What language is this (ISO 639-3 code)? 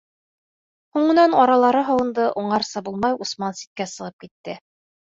bak